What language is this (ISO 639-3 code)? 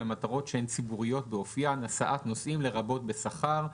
heb